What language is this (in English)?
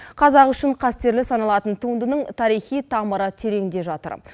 Kazakh